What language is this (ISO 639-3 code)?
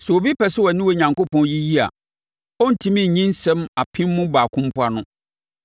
aka